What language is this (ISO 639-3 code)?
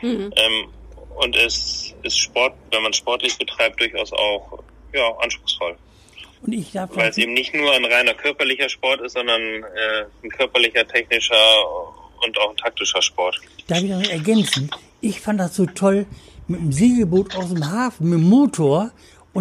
deu